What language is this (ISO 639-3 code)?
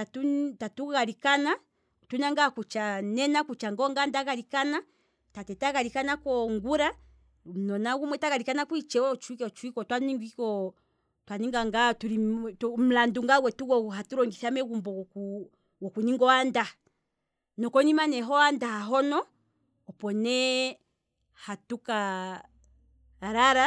kwm